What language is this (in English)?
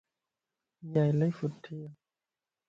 Lasi